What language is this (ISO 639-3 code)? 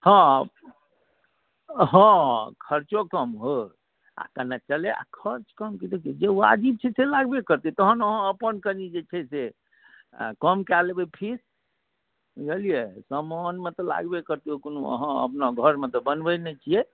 mai